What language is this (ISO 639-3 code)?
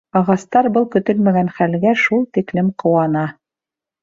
bak